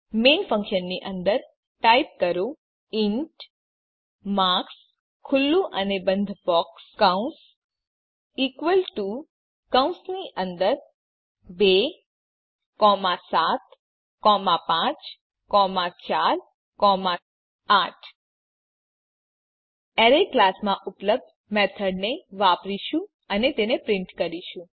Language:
Gujarati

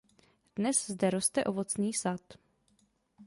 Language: Czech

